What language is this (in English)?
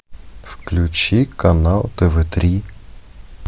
Russian